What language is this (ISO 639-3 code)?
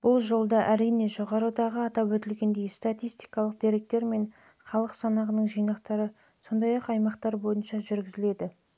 kaz